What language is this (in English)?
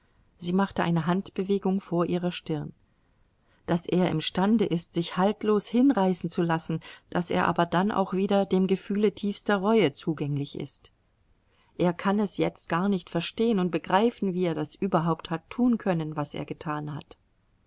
German